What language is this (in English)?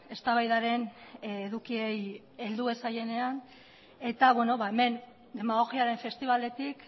Basque